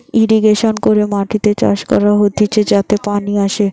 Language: Bangla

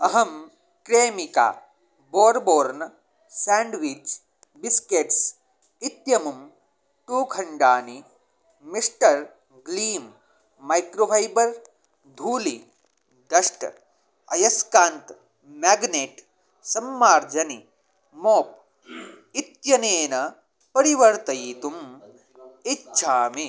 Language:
Sanskrit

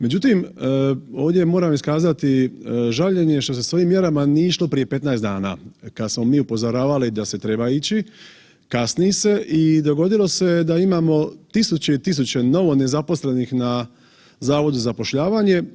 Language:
Croatian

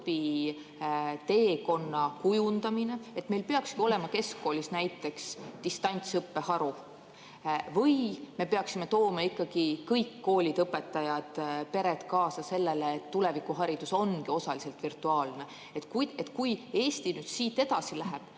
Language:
Estonian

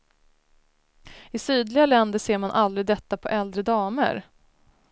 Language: Swedish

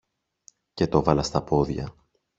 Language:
Greek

